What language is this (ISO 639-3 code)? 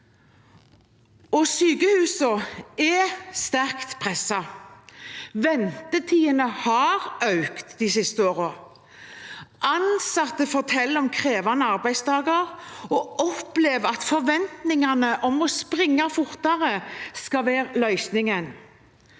nor